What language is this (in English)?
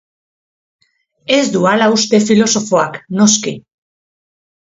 Basque